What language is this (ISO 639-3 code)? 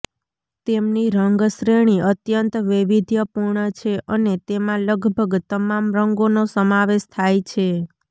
guj